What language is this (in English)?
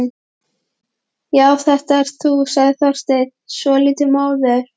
Icelandic